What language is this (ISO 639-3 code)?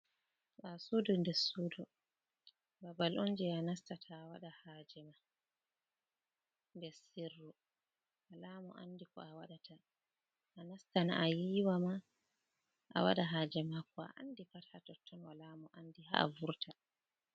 ful